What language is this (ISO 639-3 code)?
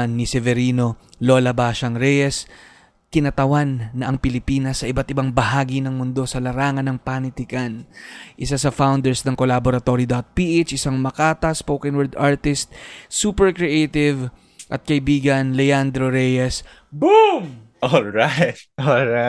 fil